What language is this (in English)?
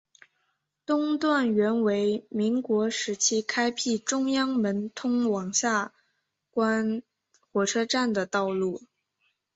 Chinese